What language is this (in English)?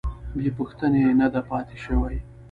Pashto